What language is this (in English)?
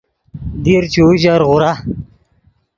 Yidgha